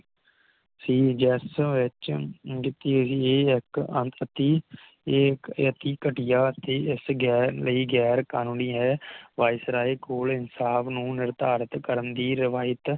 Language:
Punjabi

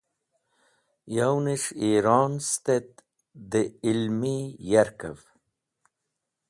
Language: Wakhi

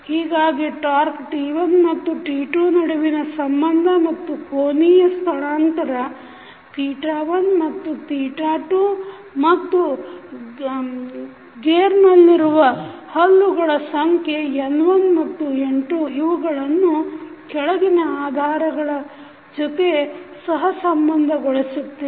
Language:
Kannada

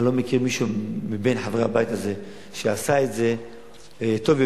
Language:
Hebrew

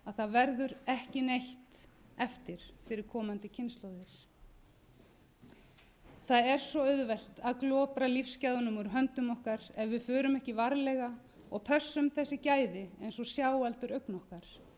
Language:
Icelandic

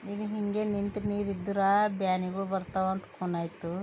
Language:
Kannada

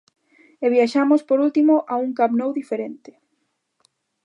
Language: Galician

